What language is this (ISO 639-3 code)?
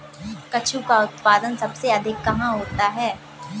hin